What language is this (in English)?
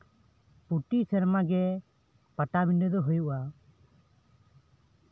Santali